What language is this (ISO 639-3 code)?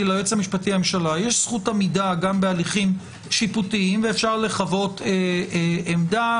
heb